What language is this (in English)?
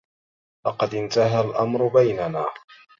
Arabic